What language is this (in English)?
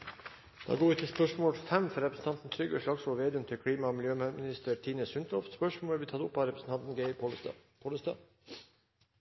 Norwegian Nynorsk